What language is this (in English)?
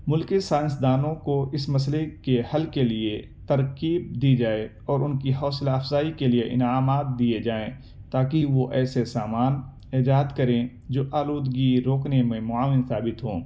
Urdu